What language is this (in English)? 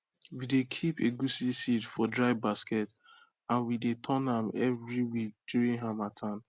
Nigerian Pidgin